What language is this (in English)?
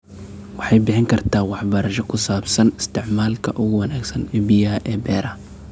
Somali